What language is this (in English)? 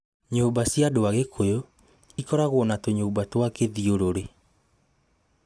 Kikuyu